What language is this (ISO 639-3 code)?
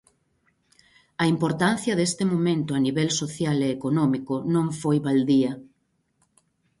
glg